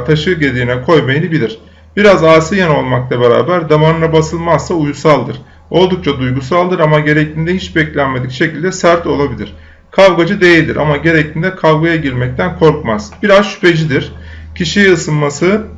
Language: Turkish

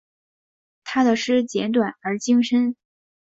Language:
Chinese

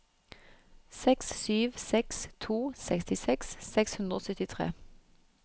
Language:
Norwegian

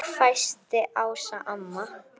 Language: Icelandic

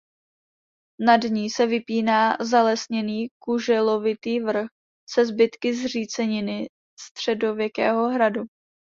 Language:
Czech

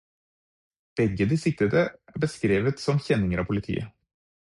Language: Norwegian Bokmål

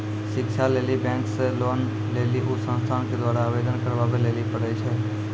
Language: Maithili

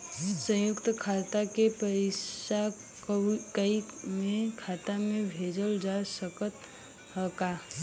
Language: Bhojpuri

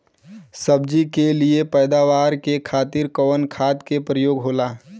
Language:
Bhojpuri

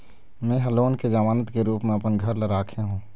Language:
Chhattisgarhi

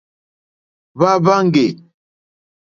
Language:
Mokpwe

